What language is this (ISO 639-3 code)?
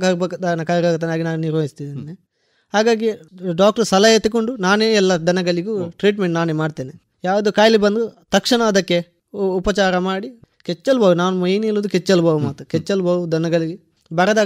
kan